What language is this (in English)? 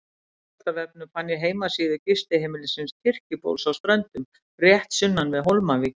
Icelandic